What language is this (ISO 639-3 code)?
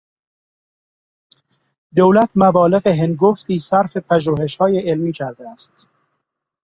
fas